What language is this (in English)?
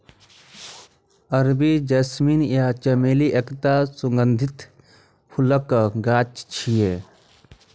Maithili